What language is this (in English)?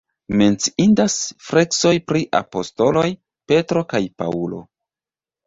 Esperanto